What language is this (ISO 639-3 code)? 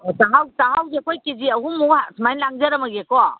mni